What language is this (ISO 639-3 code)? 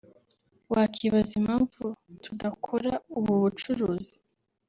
kin